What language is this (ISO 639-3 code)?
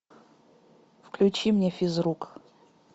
rus